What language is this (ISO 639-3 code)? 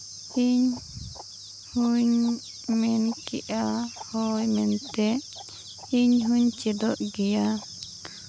sat